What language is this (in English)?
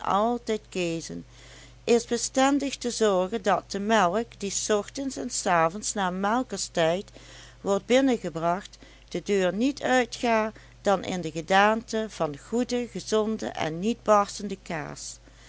Dutch